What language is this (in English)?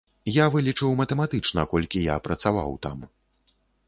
Belarusian